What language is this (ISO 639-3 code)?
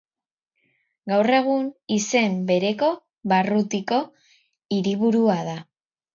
eus